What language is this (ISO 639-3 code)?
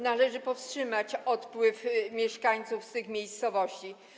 pol